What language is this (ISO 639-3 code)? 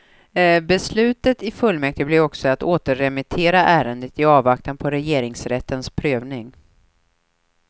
swe